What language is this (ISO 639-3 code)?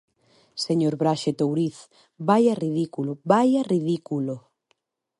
glg